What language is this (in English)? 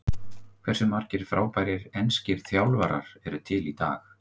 Icelandic